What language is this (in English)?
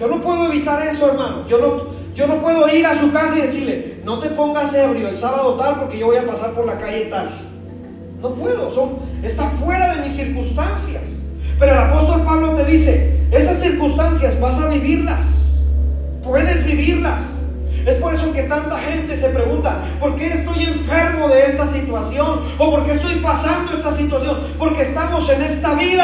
Spanish